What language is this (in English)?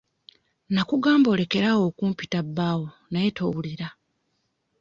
Ganda